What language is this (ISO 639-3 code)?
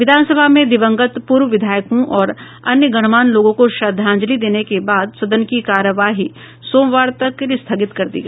hin